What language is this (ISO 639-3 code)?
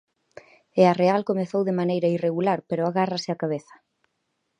glg